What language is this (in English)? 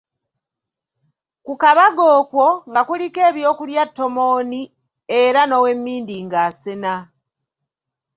Ganda